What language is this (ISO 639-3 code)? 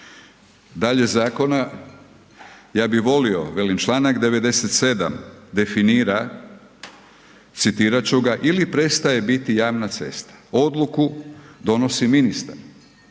hrv